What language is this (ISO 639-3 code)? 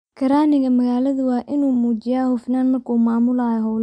som